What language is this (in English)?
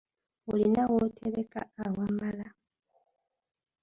Ganda